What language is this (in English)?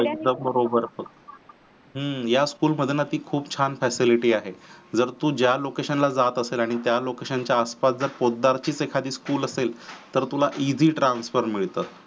Marathi